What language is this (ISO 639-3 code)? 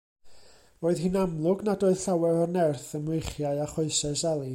cym